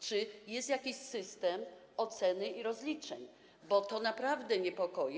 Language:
Polish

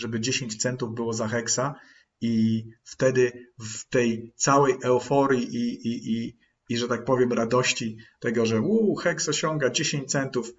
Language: Polish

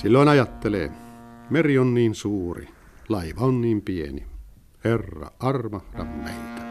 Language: Finnish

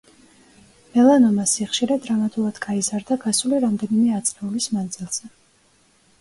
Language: Georgian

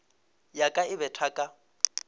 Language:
Northern Sotho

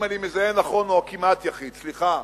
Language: Hebrew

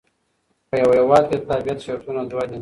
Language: Pashto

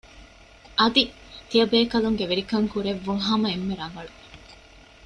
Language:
Divehi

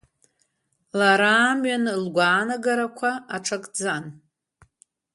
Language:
Abkhazian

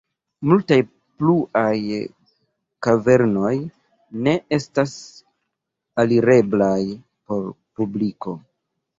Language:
Esperanto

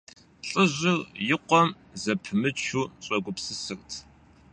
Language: Kabardian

